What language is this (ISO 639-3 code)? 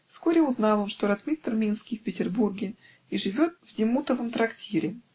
rus